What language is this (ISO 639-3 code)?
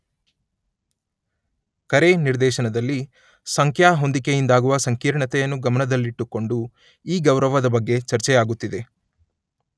kan